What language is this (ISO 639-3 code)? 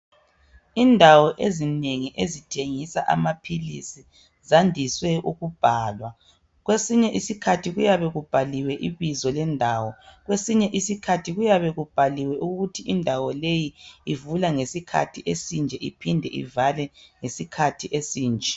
nde